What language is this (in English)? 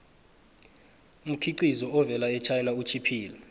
South Ndebele